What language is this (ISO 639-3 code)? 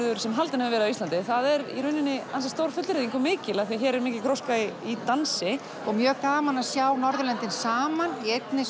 isl